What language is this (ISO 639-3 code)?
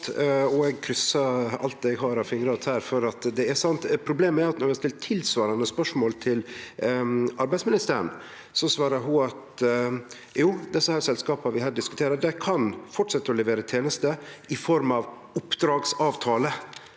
nor